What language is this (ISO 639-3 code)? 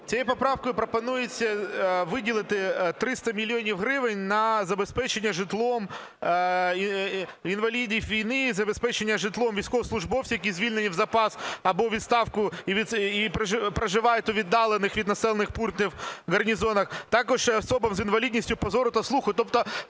ukr